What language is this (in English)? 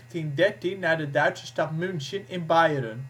Dutch